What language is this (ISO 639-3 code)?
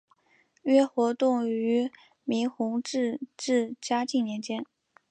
zho